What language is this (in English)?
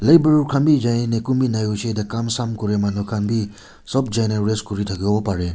Naga Pidgin